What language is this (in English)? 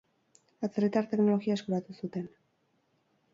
Basque